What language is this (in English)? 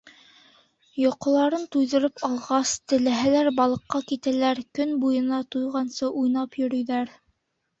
Bashkir